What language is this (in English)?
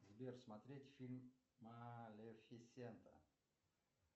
Russian